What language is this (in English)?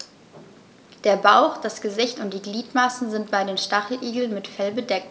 German